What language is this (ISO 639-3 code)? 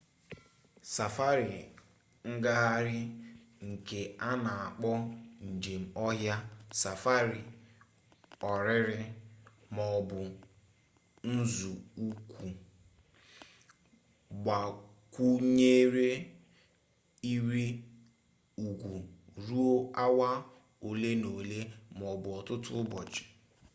ibo